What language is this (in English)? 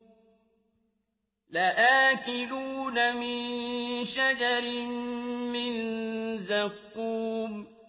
Arabic